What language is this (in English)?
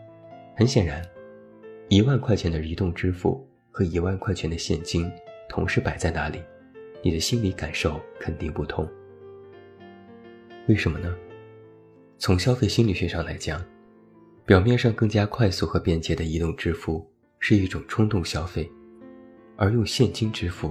Chinese